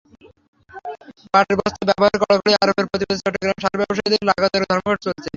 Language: Bangla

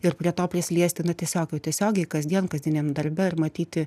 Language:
Lithuanian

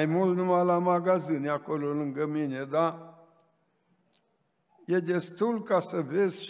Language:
Romanian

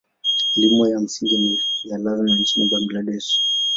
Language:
Swahili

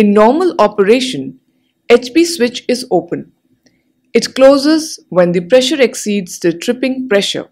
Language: English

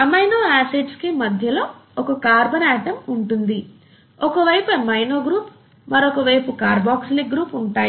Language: Telugu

